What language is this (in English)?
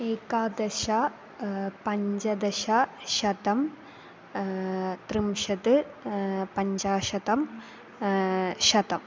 Sanskrit